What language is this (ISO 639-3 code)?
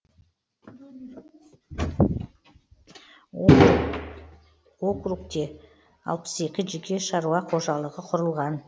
kaz